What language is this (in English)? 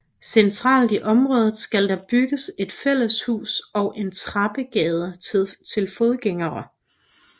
Danish